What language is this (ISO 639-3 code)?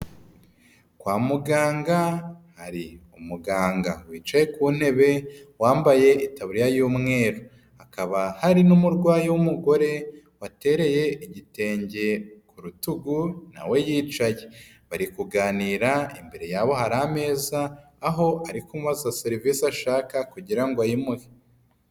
kin